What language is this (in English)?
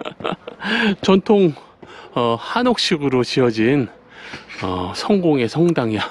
Korean